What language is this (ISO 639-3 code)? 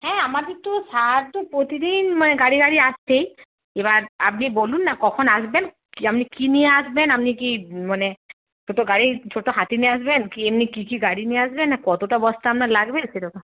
ben